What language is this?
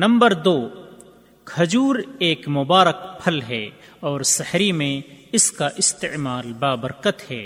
Urdu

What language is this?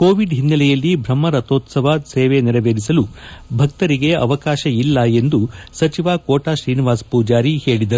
Kannada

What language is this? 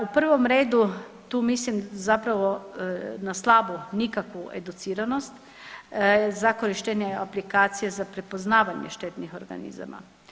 Croatian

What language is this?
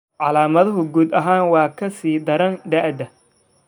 Somali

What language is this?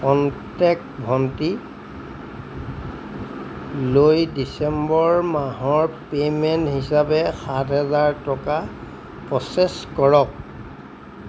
Assamese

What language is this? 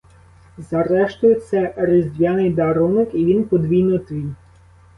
Ukrainian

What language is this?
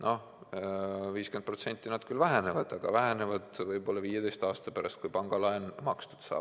Estonian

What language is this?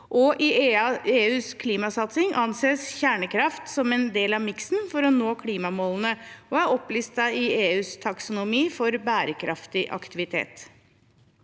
Norwegian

